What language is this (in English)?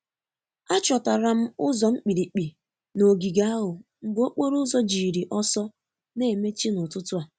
Igbo